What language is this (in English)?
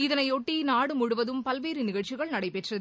Tamil